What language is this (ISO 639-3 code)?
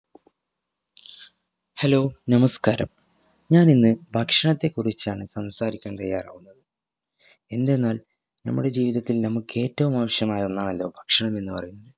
mal